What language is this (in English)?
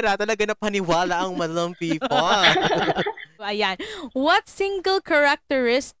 Filipino